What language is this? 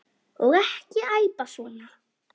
Icelandic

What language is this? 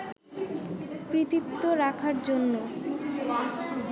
Bangla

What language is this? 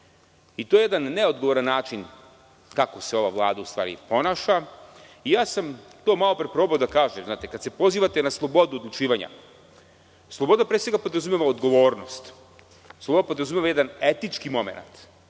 Serbian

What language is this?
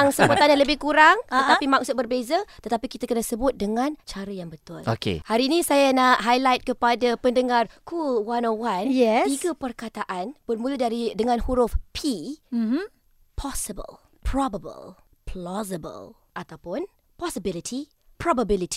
Malay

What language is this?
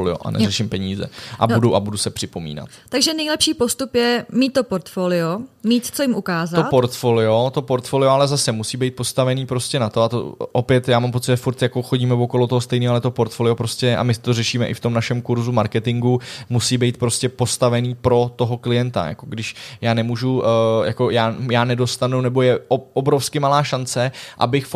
Czech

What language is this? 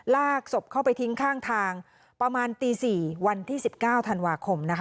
Thai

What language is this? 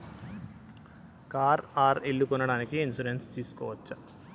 Telugu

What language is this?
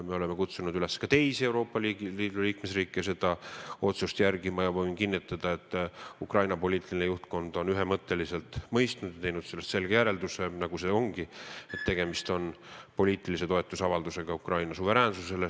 Estonian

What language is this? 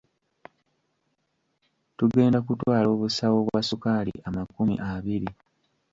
Ganda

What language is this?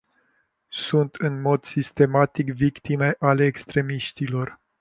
Romanian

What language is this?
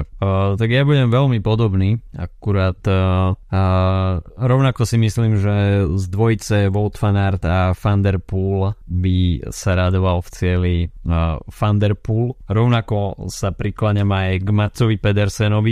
Slovak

